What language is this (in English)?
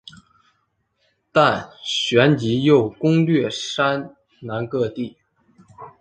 Chinese